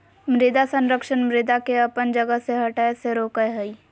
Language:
Magahi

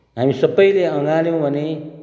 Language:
Nepali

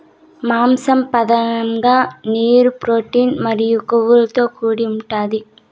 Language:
Telugu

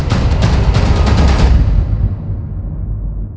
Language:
Thai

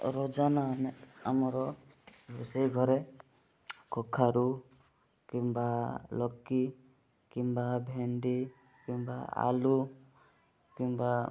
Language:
Odia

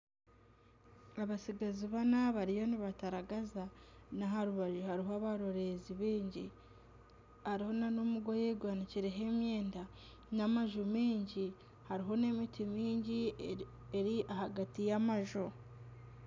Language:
Nyankole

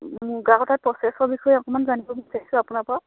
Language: Assamese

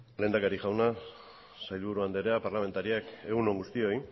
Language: Basque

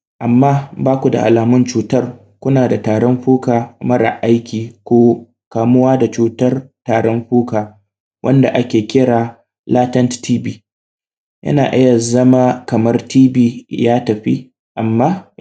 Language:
Hausa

